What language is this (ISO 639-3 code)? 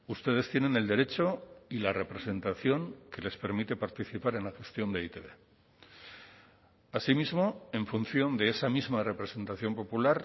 spa